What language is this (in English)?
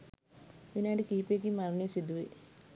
Sinhala